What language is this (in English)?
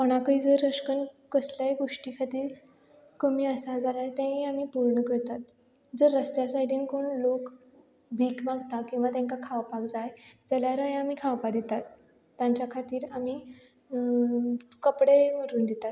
Konkani